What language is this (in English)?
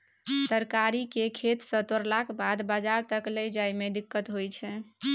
Maithili